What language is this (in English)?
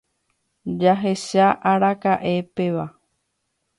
Guarani